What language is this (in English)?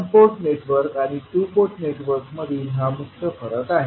Marathi